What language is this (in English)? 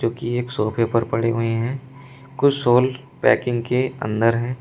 Hindi